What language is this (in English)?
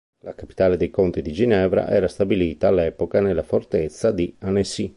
Italian